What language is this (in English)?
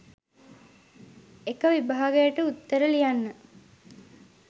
Sinhala